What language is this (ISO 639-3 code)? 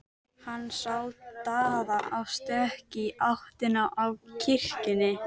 isl